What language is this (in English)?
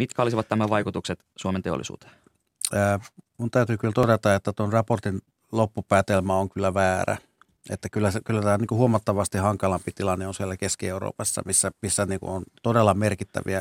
Finnish